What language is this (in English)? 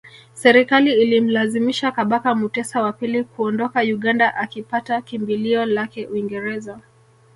Swahili